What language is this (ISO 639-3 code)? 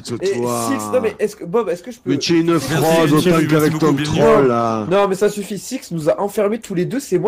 fra